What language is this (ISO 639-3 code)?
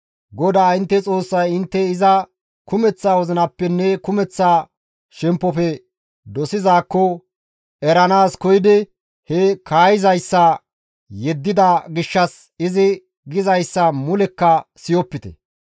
gmv